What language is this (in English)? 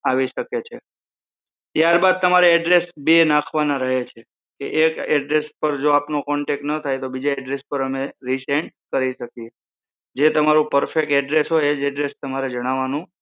Gujarati